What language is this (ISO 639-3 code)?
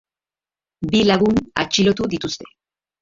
eus